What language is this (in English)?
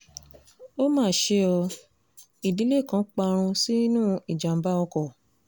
Yoruba